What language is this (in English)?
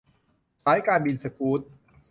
Thai